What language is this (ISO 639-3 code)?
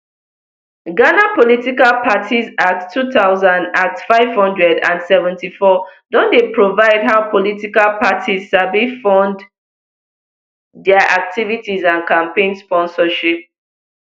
pcm